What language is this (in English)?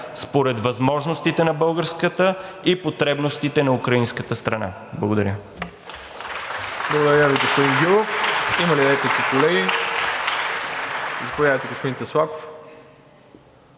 Bulgarian